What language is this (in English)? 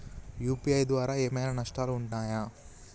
Telugu